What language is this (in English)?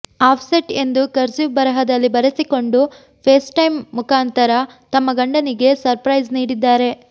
Kannada